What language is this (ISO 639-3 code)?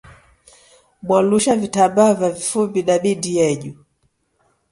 dav